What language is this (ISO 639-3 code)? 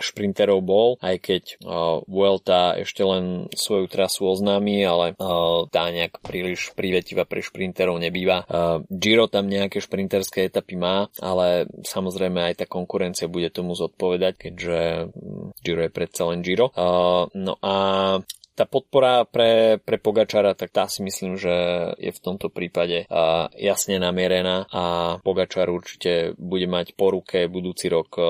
slk